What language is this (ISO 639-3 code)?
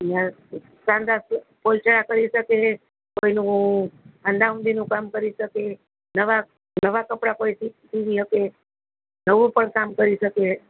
guj